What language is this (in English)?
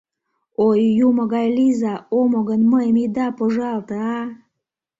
Mari